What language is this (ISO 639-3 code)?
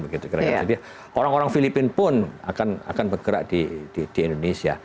ind